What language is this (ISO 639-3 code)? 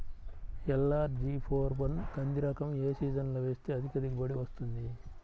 tel